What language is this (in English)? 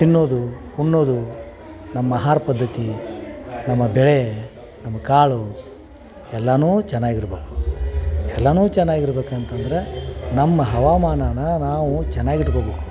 Kannada